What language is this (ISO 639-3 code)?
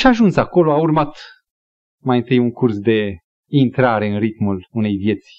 ron